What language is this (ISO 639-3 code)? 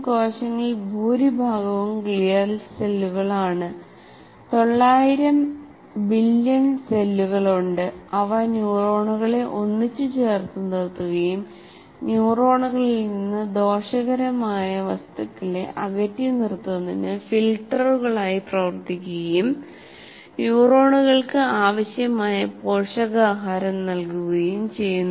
mal